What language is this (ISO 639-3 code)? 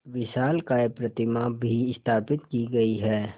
hin